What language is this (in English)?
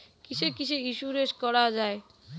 Bangla